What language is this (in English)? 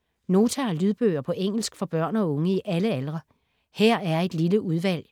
Danish